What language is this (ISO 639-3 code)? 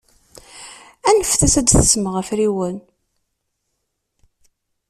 kab